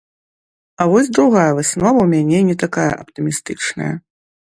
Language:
Belarusian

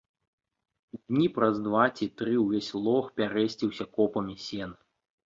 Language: Belarusian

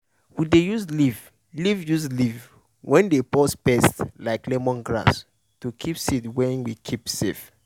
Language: Nigerian Pidgin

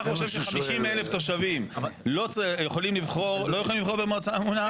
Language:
Hebrew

